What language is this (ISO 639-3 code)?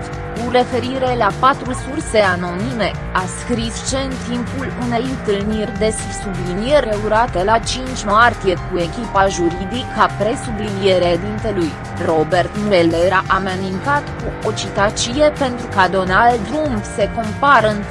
ron